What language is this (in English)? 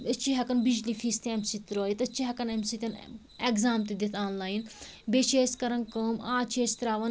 Kashmiri